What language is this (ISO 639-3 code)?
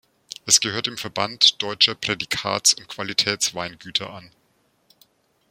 deu